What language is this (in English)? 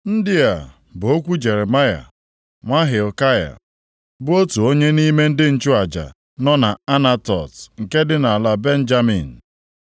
Igbo